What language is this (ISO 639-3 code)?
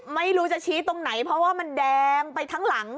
tha